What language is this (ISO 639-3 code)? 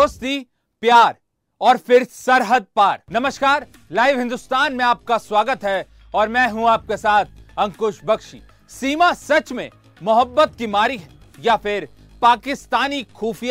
hin